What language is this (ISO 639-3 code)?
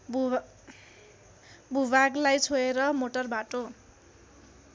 nep